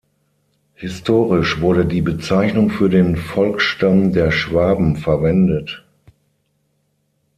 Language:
German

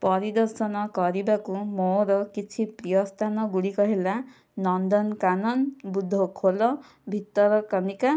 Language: Odia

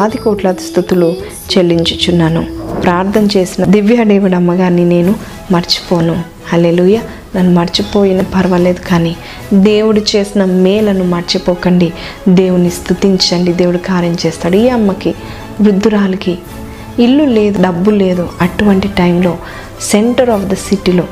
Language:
Telugu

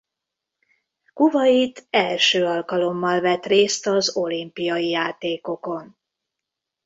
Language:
Hungarian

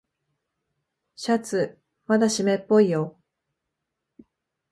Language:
Japanese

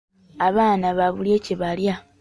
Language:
Ganda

